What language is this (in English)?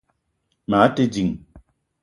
Eton (Cameroon)